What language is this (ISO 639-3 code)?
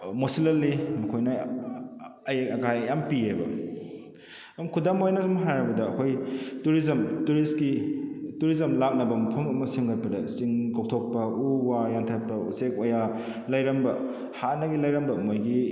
mni